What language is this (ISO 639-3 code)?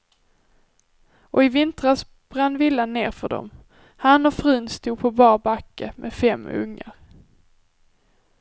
swe